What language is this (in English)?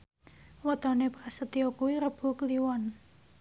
Javanese